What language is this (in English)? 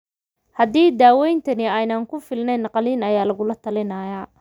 Somali